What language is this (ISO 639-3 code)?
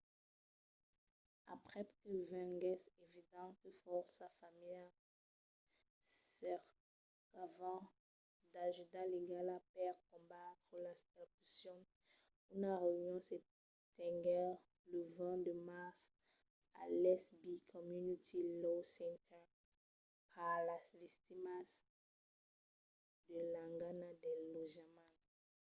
oci